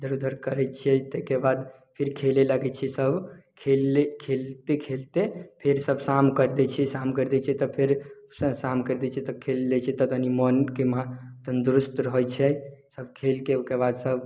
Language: Maithili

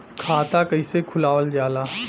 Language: Bhojpuri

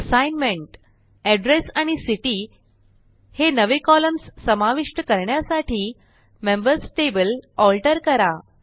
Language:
Marathi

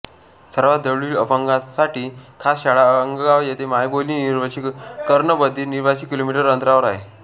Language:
Marathi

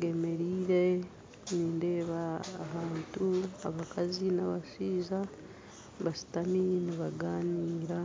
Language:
Nyankole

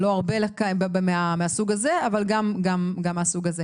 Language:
Hebrew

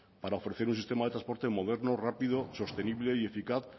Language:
Spanish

